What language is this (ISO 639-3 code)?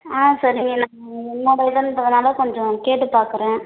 tam